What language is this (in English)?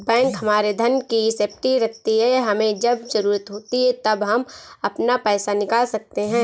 Hindi